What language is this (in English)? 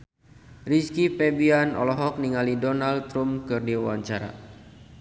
Sundanese